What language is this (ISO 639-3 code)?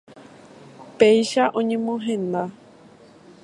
grn